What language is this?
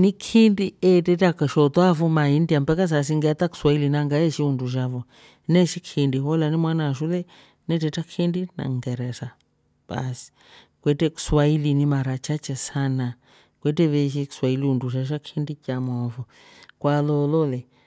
Rombo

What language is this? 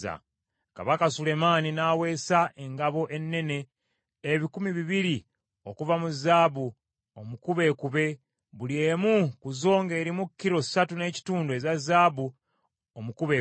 Ganda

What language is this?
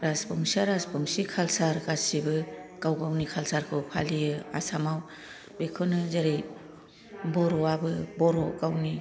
Bodo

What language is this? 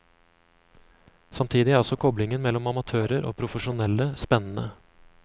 Norwegian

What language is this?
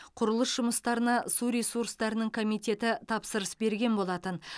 Kazakh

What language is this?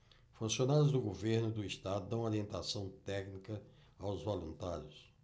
Portuguese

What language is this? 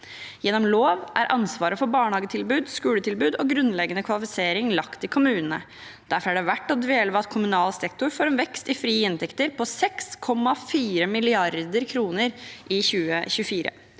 Norwegian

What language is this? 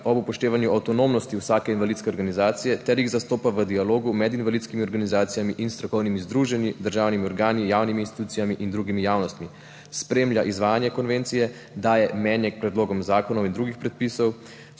Slovenian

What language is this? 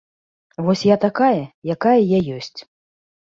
Belarusian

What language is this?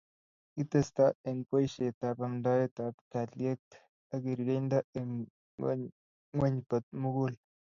Kalenjin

